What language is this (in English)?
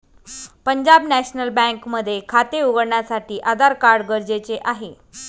Marathi